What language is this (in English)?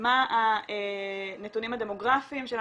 Hebrew